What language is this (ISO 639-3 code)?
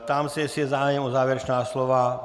ces